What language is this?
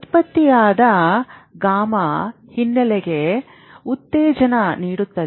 Kannada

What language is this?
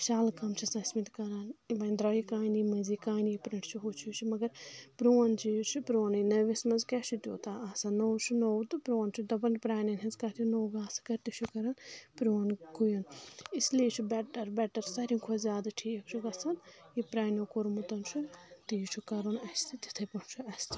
Kashmiri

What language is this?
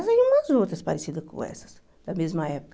Portuguese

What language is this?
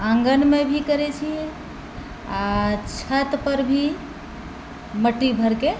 Maithili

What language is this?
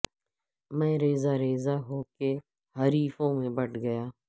Urdu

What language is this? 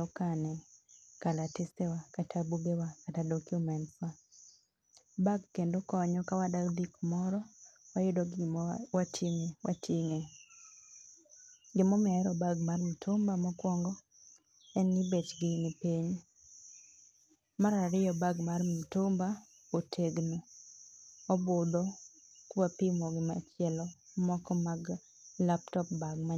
Luo (Kenya and Tanzania)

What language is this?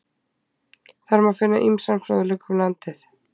Icelandic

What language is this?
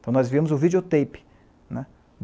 Portuguese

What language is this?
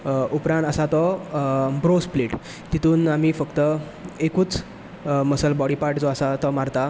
Konkani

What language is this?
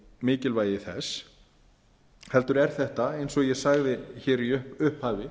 Icelandic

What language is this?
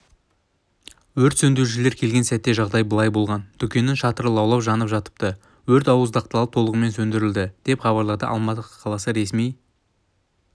Kazakh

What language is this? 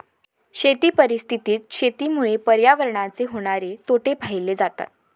Marathi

